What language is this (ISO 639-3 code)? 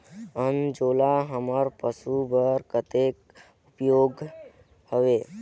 hne